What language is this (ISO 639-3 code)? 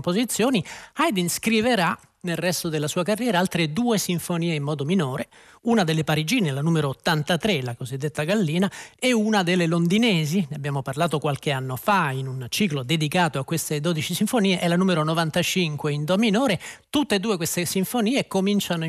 ita